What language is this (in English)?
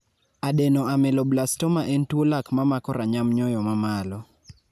Luo (Kenya and Tanzania)